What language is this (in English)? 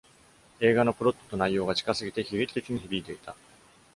Japanese